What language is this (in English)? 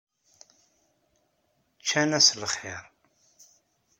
Kabyle